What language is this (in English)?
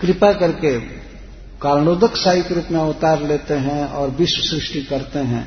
Hindi